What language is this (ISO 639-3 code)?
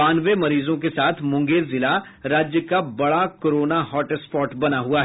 hin